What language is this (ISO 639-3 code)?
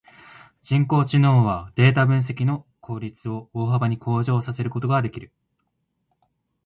jpn